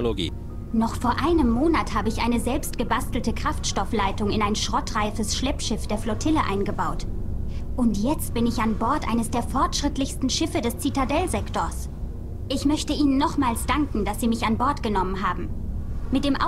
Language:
German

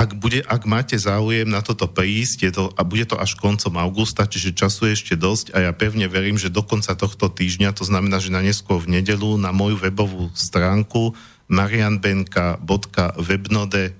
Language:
Slovak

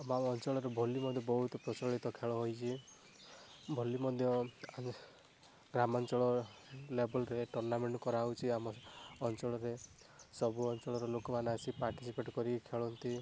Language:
Odia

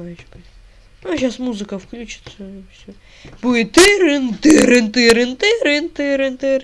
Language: Russian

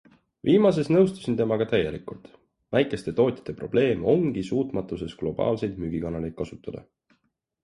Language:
Estonian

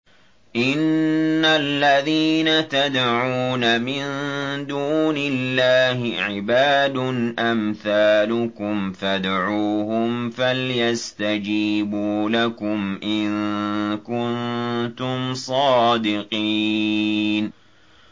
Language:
Arabic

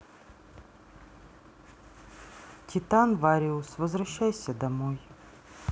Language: Russian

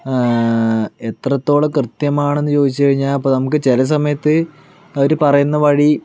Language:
Malayalam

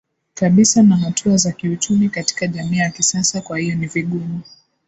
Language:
Swahili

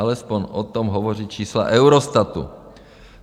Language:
Czech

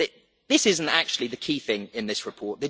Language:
English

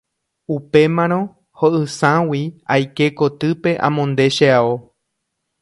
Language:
Guarani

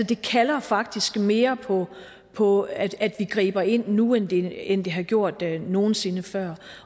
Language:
Danish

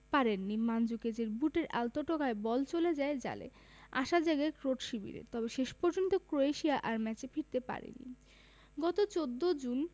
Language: Bangla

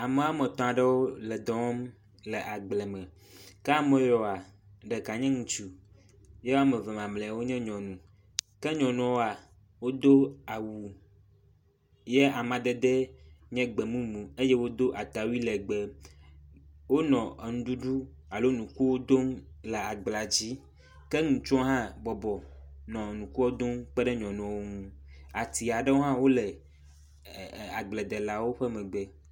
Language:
Ewe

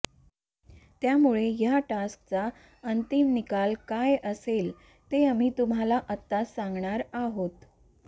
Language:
Marathi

